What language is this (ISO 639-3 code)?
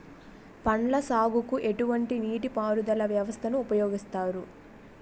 tel